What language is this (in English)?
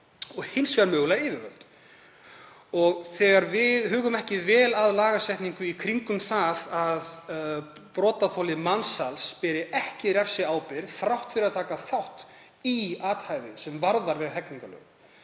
Icelandic